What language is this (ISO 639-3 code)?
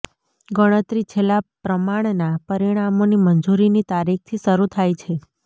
guj